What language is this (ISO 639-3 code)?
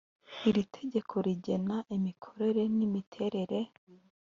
kin